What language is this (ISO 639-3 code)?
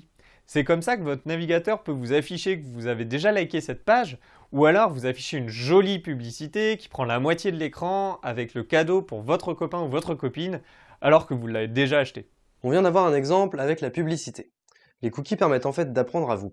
fra